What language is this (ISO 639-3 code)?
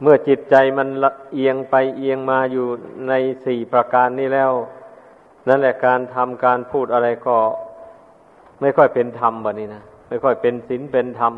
tha